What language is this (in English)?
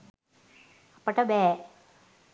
Sinhala